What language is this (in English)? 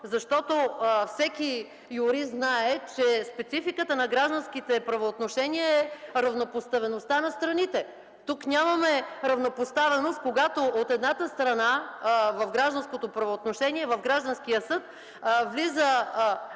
Bulgarian